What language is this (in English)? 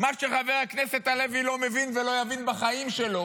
Hebrew